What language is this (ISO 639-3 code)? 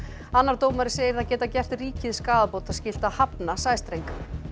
isl